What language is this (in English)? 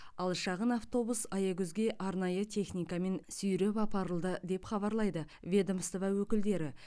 Kazakh